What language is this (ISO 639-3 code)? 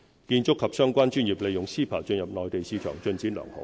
yue